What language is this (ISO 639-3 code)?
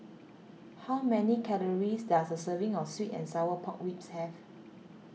eng